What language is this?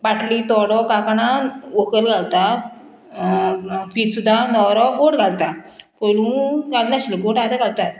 Konkani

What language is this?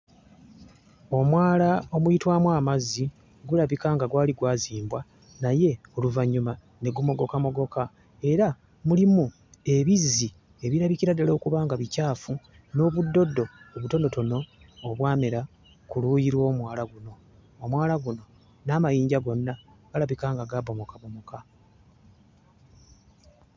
Ganda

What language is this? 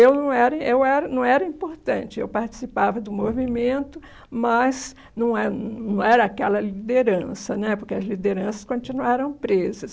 Portuguese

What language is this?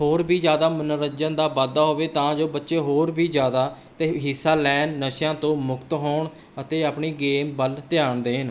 Punjabi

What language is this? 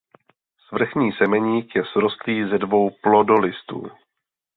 Czech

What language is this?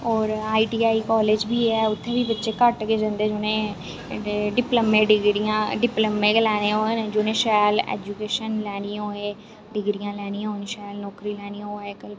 Dogri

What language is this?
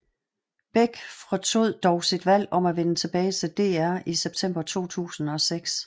Danish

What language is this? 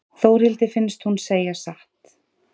Icelandic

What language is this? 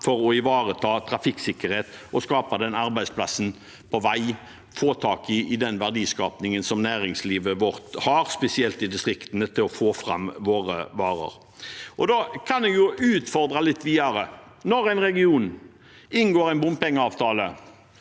Norwegian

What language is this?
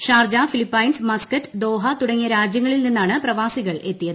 Malayalam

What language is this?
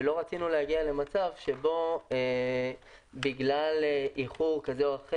Hebrew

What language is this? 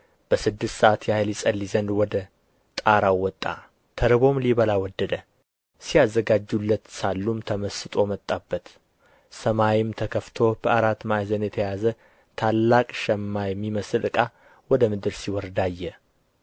Amharic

